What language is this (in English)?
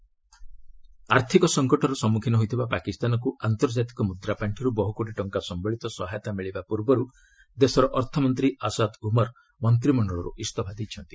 Odia